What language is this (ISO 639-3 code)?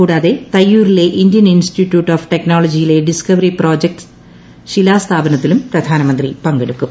mal